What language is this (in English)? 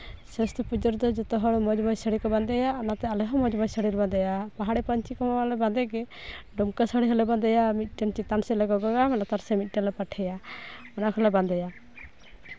Santali